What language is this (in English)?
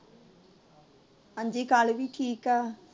Punjabi